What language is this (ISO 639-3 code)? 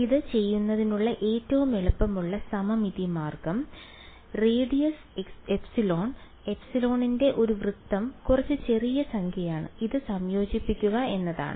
mal